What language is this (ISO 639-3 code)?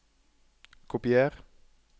nor